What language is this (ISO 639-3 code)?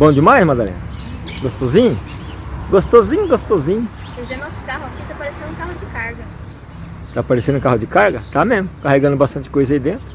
por